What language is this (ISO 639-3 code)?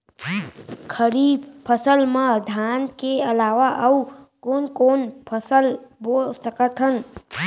hne